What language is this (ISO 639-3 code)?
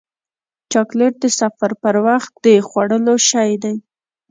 pus